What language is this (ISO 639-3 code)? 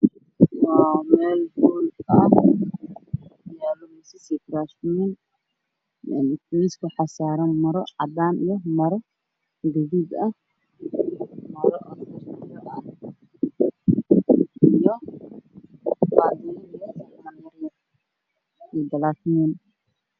som